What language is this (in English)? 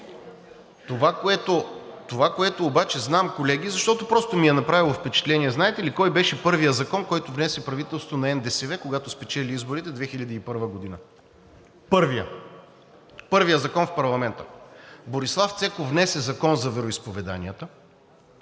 Bulgarian